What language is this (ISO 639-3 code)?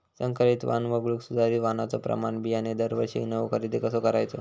mar